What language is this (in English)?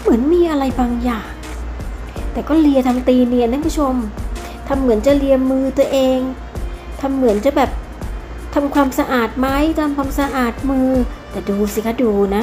Thai